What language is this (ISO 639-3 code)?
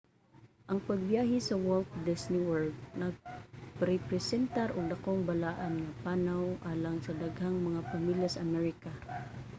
ceb